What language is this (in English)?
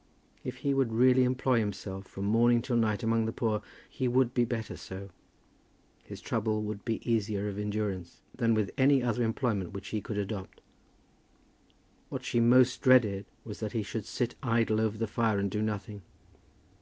English